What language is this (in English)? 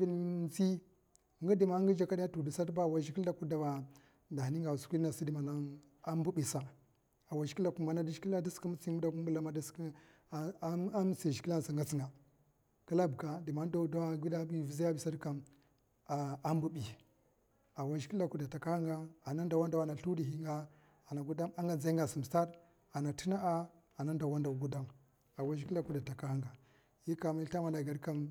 Mafa